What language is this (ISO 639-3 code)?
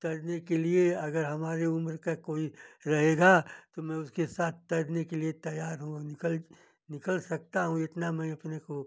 hin